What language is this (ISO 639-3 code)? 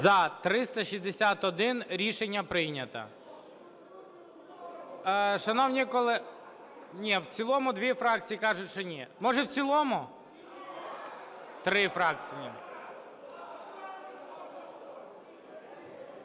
ukr